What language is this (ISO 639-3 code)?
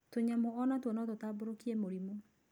kik